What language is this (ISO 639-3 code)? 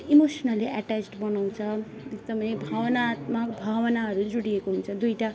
nep